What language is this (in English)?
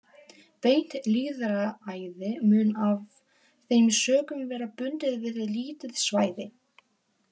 Icelandic